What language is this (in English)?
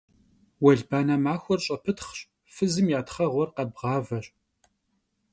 Kabardian